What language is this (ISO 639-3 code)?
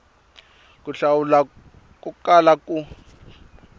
tso